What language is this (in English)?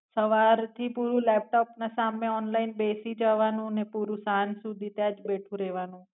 Gujarati